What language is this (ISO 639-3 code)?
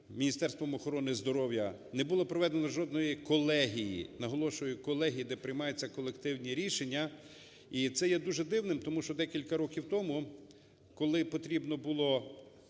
ukr